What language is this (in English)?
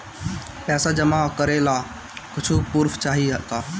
Bhojpuri